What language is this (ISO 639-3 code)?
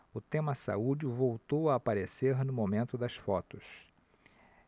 por